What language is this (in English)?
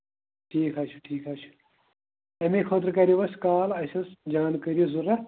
Kashmiri